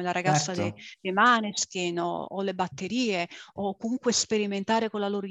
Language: Italian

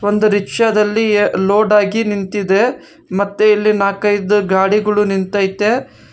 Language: Kannada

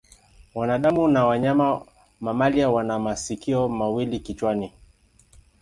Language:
Swahili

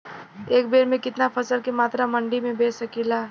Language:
Bhojpuri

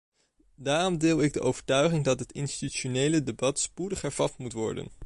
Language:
Dutch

